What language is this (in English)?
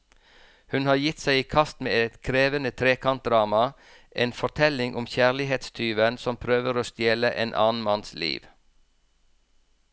Norwegian